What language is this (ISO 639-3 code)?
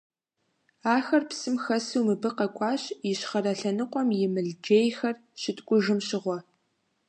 kbd